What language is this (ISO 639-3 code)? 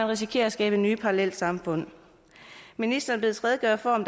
dan